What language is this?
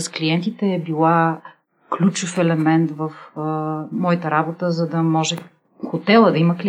Bulgarian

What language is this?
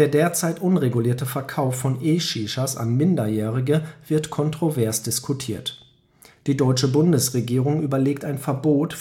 German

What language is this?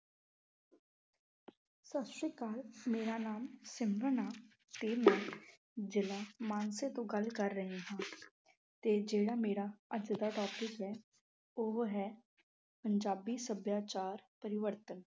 Punjabi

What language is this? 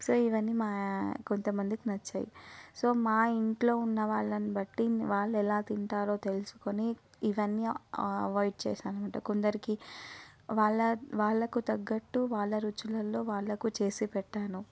Telugu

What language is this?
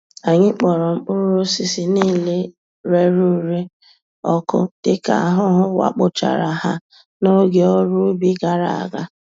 Igbo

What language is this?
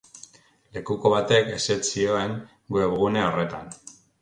Basque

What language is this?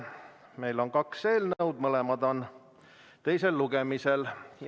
Estonian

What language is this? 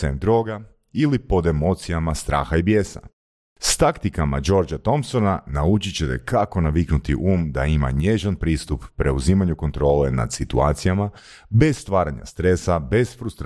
Croatian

